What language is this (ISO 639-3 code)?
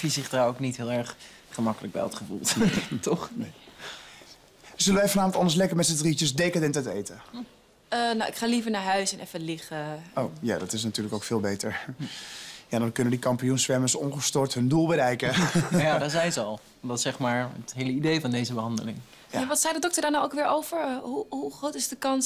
nld